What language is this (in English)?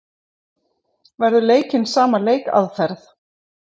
Icelandic